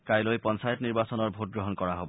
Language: Assamese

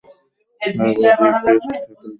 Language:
Bangla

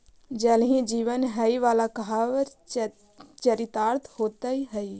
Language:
Magahi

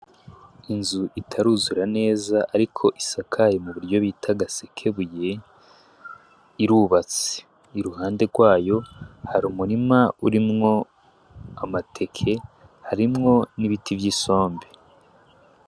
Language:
Rundi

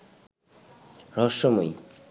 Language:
Bangla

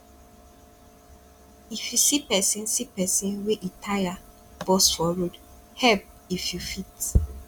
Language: Nigerian Pidgin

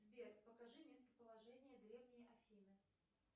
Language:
Russian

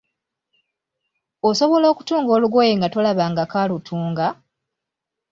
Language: Ganda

